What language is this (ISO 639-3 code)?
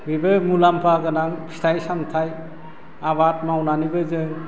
brx